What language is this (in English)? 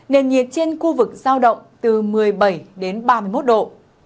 Vietnamese